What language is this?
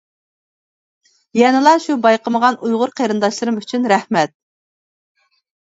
Uyghur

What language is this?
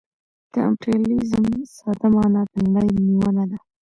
Pashto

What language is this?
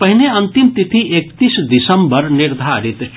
Maithili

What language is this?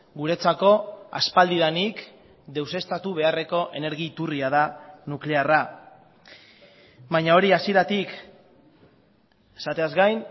Basque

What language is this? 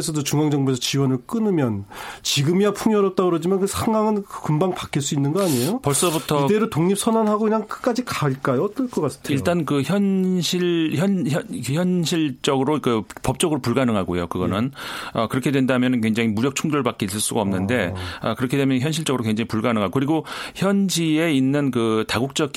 Korean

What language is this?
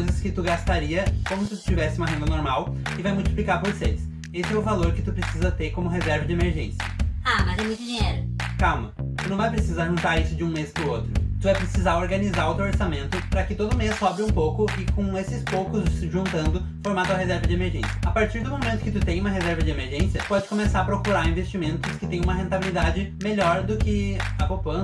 Portuguese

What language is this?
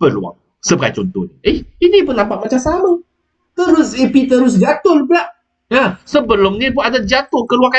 Malay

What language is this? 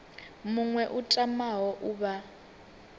Venda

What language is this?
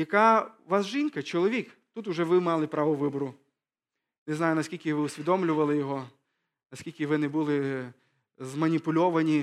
Ukrainian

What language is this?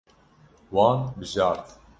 Kurdish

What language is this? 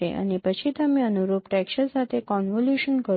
Gujarati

